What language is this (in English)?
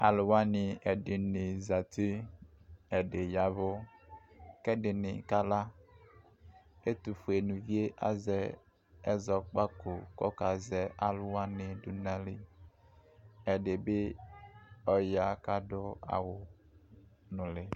Ikposo